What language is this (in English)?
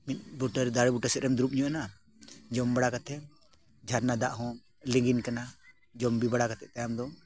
Santali